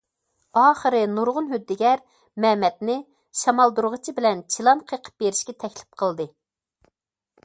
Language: Uyghur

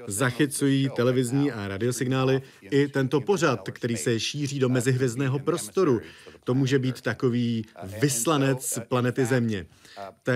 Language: Czech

